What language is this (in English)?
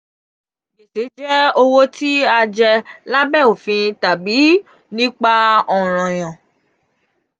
Yoruba